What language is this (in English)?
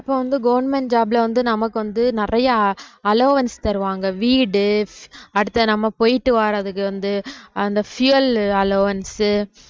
Tamil